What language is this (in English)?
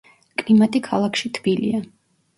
Georgian